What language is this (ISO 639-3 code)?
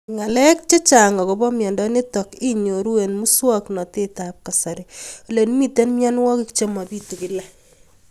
kln